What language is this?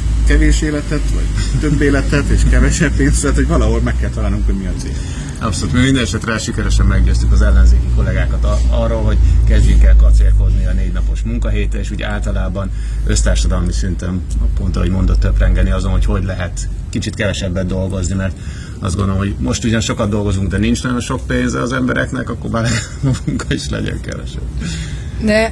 Hungarian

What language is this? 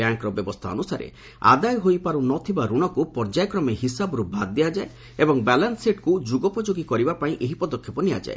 Odia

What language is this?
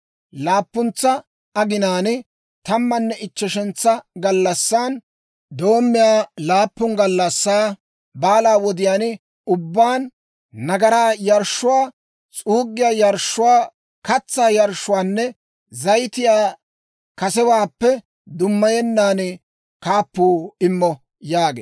Dawro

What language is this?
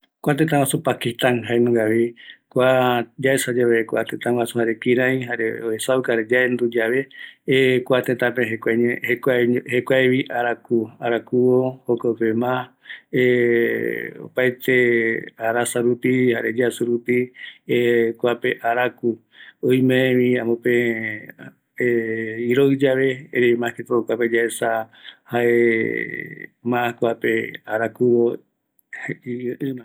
Eastern Bolivian Guaraní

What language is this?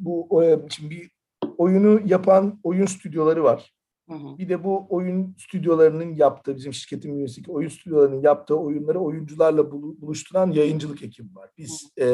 Turkish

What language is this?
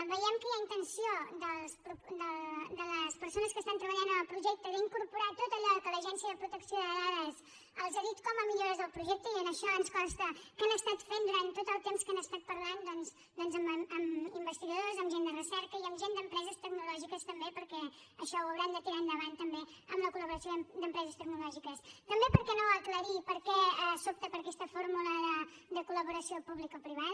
Catalan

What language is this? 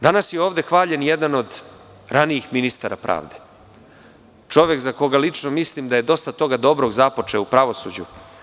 Serbian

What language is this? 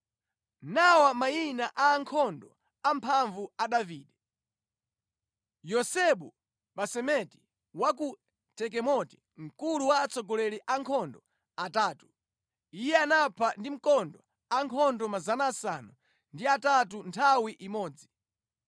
Nyanja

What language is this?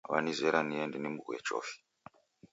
Taita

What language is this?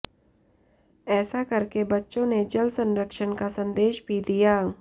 Hindi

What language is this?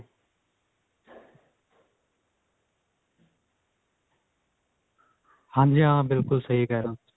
Punjabi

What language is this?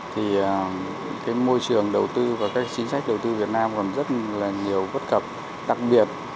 Vietnamese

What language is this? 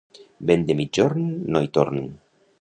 Catalan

